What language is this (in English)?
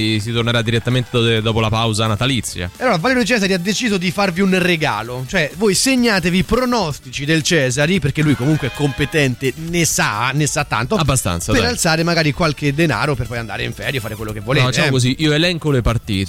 Italian